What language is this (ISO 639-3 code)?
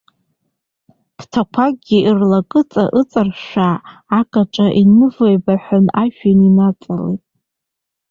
abk